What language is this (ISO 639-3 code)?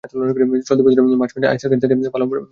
ben